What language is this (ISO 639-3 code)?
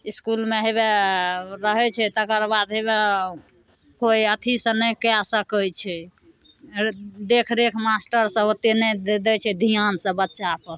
mai